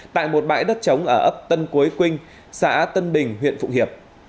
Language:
Vietnamese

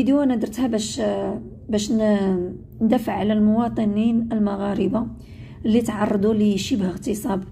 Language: Arabic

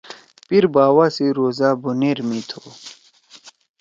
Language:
Torwali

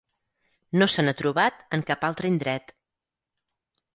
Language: Catalan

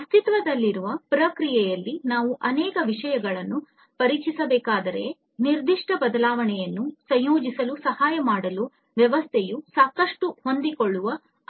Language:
Kannada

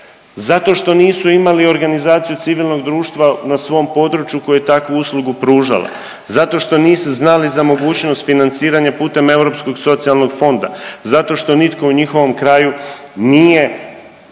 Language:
Croatian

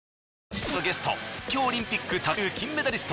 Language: Japanese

